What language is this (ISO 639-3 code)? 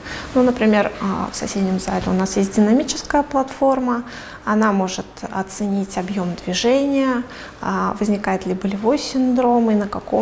rus